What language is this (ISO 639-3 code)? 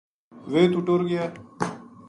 gju